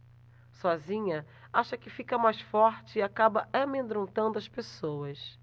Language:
Portuguese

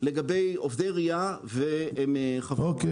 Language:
Hebrew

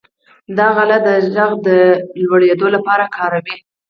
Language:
Pashto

